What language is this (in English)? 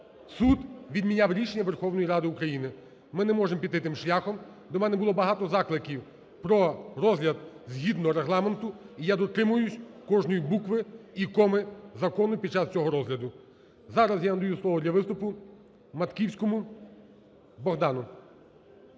Ukrainian